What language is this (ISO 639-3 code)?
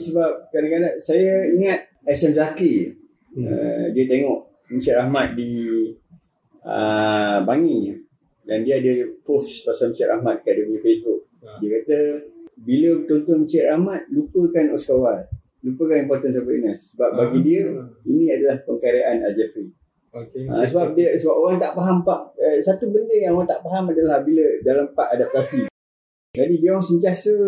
msa